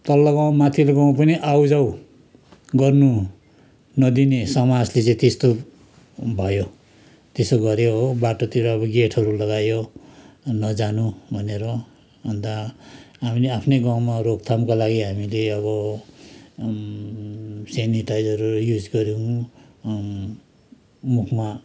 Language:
Nepali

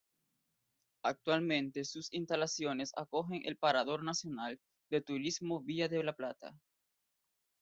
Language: Spanish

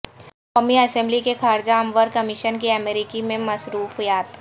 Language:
Urdu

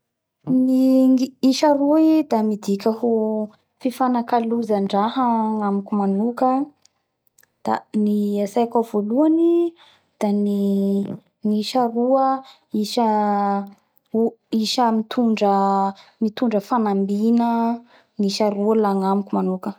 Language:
Bara Malagasy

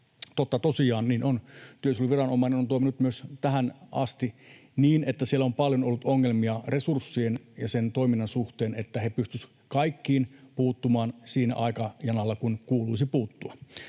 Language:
Finnish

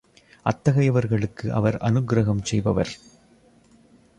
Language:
Tamil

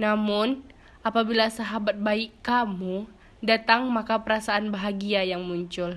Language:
Indonesian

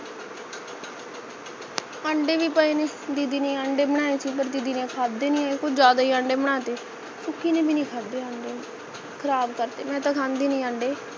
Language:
Punjabi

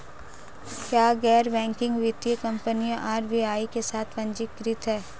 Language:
Hindi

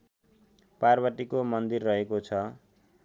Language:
Nepali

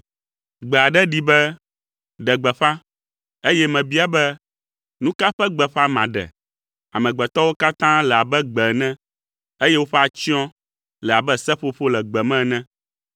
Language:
Ewe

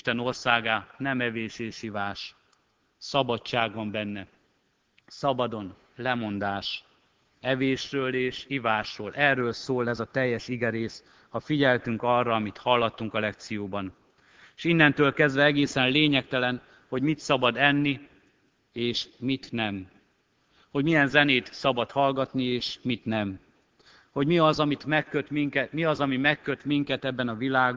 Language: Hungarian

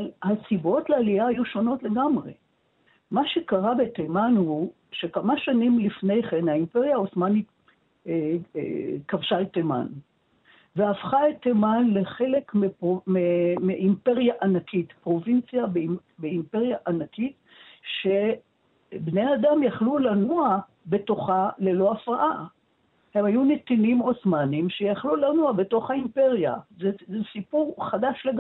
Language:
Hebrew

